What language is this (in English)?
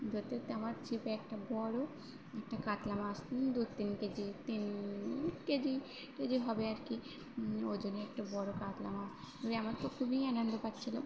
Bangla